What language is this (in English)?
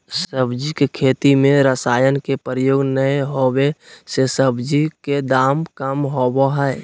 Magahi